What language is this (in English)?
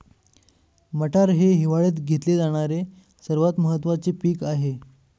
Marathi